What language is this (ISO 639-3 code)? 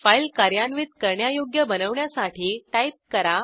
mar